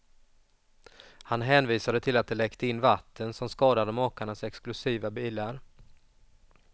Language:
Swedish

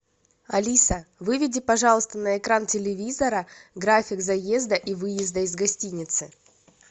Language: Russian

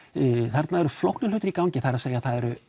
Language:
Icelandic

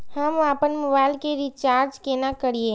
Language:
Maithili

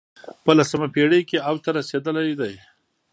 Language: Pashto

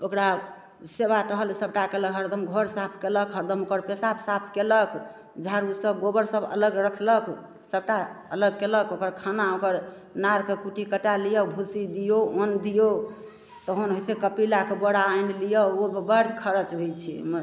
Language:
Maithili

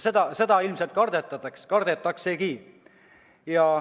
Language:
Estonian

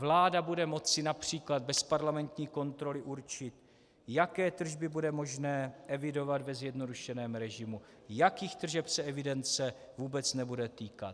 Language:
Czech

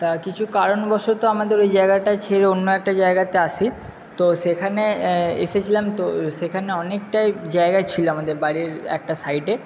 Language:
Bangla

